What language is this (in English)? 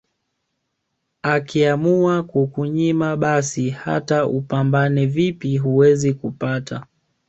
Swahili